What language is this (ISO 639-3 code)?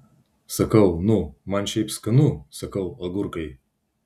lit